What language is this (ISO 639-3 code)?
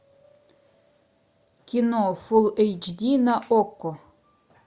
rus